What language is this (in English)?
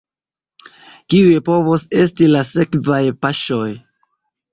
Esperanto